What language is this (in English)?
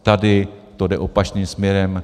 Czech